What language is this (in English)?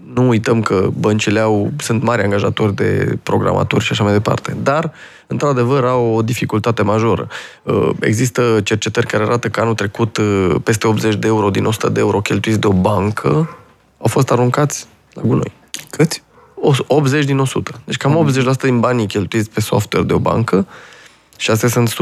Romanian